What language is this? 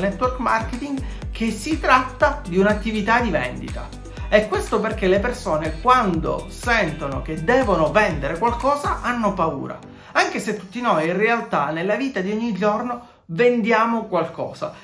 Italian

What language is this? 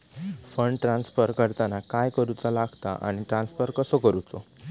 Marathi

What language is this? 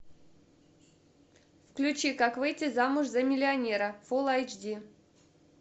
Russian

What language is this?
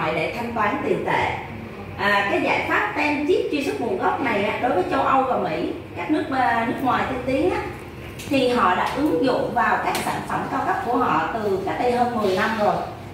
Vietnamese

